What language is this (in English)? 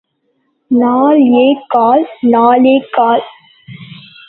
Tamil